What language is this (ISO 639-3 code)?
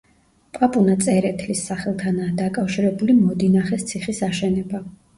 kat